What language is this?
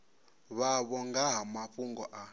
Venda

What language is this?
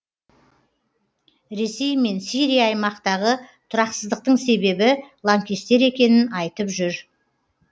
Kazakh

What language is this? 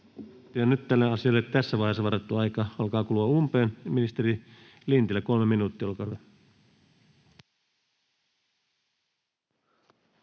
Finnish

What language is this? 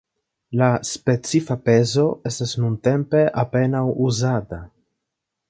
Esperanto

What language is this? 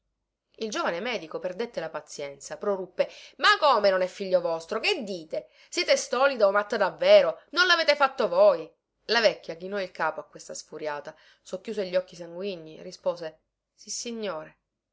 Italian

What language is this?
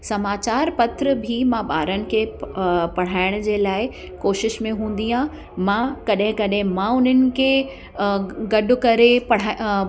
Sindhi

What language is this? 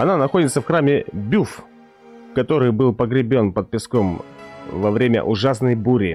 Russian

